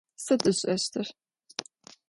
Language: Adyghe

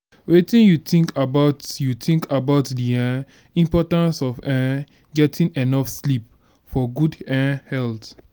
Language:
Nigerian Pidgin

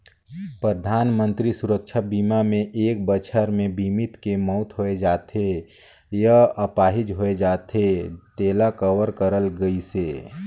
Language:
Chhattisgarhi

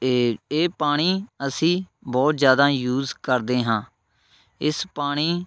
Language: Punjabi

